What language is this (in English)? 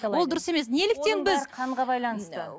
Kazakh